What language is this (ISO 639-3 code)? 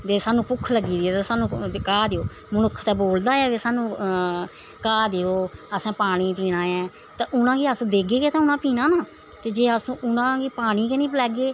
doi